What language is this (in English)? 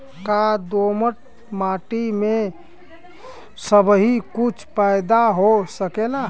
Bhojpuri